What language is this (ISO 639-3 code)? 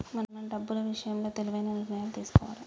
tel